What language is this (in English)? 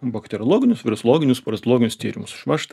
Lithuanian